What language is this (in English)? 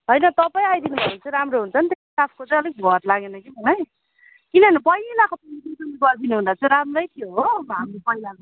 Nepali